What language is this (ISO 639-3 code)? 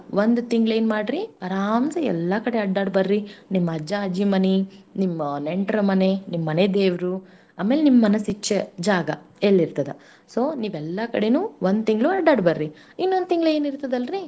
kan